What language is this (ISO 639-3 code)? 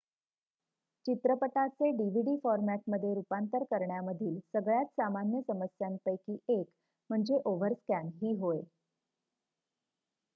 mar